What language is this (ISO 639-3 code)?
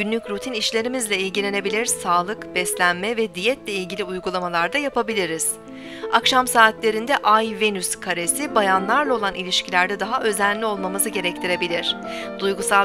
tur